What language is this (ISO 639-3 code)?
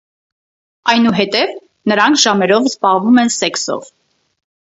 hye